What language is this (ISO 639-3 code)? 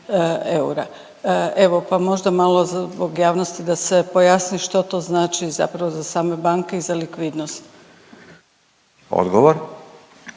hrv